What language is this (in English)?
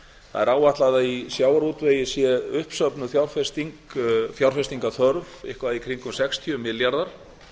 Icelandic